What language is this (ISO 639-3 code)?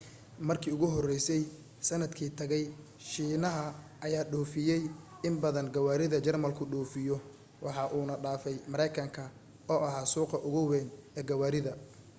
som